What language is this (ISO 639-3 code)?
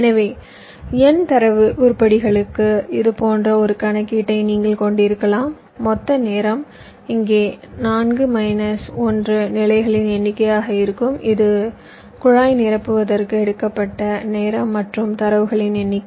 tam